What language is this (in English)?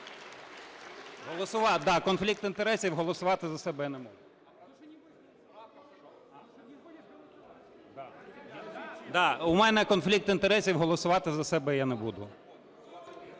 Ukrainian